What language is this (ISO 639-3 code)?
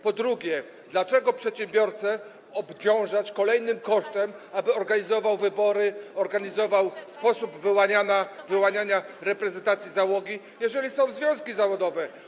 pol